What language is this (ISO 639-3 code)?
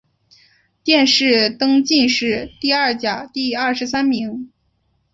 zho